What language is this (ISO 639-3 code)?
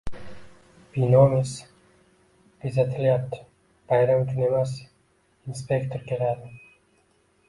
uzb